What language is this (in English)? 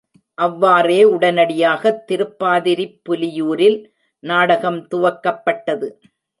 Tamil